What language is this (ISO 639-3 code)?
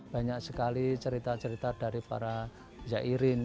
ind